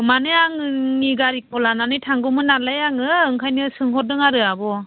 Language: Bodo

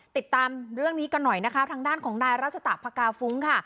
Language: Thai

